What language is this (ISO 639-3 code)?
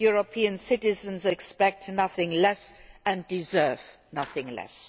eng